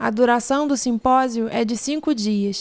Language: Portuguese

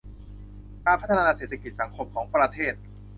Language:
Thai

